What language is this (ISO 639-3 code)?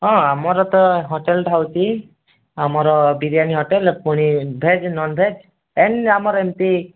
ori